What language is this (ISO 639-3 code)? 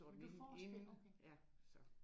dan